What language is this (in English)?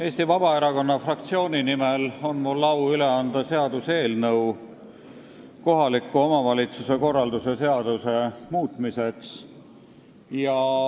Estonian